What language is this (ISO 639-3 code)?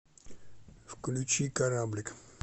rus